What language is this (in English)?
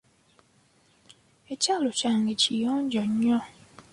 Ganda